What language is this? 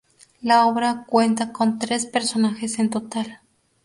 Spanish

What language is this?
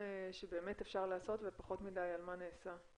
Hebrew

